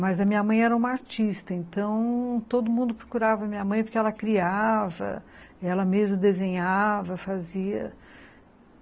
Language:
Portuguese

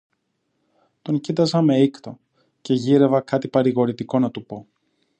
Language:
Greek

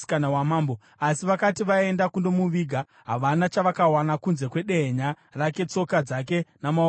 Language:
Shona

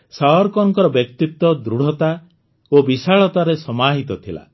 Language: Odia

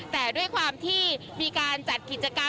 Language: Thai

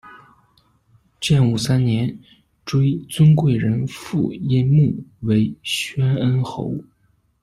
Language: Chinese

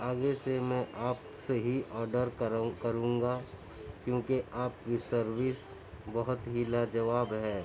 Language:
Urdu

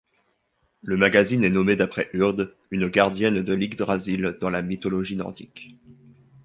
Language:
French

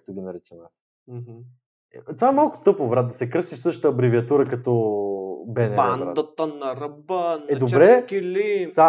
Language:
Bulgarian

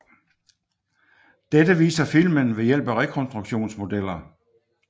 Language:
Danish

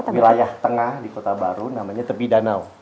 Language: Indonesian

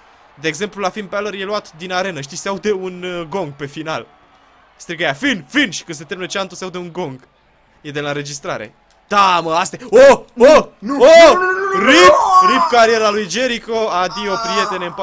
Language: Romanian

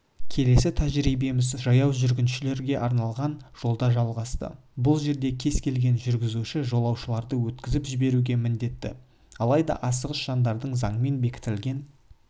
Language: Kazakh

